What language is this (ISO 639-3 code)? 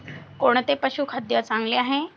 mar